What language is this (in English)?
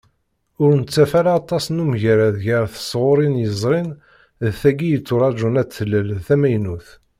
Kabyle